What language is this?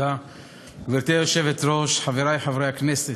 Hebrew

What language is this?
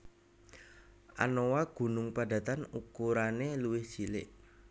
Javanese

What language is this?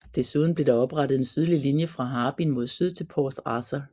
Danish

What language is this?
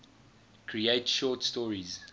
English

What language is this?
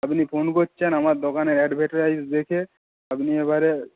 Bangla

